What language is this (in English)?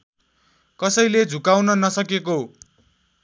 Nepali